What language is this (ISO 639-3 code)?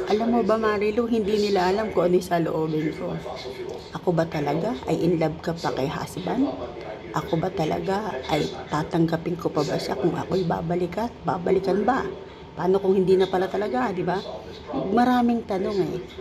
fil